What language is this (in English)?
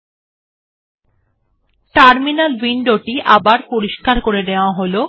Bangla